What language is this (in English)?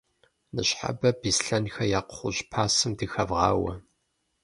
Kabardian